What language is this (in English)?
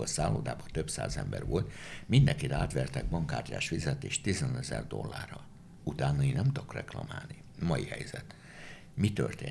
Hungarian